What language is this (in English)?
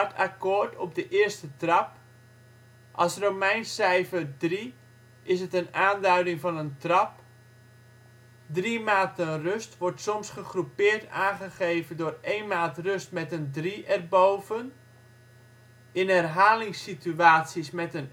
Dutch